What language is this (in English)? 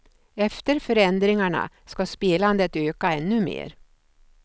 Swedish